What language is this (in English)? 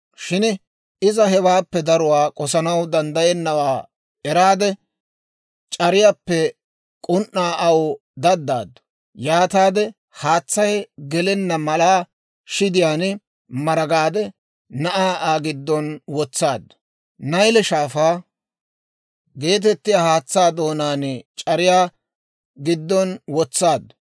Dawro